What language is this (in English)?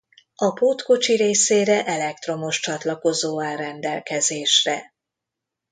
Hungarian